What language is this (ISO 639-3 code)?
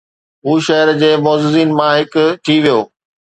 snd